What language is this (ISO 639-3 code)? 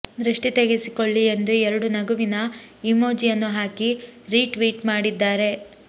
kan